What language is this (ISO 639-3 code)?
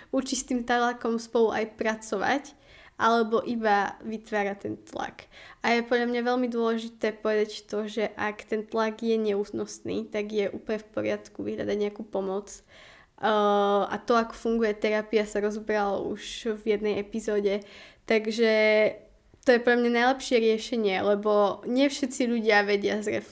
slk